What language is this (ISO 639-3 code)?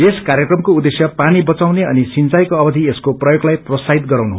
nep